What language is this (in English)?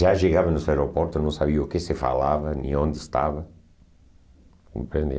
Portuguese